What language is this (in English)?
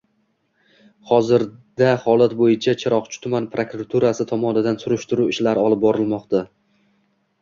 Uzbek